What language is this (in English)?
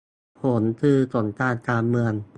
Thai